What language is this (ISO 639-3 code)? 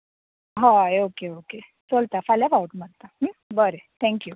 kok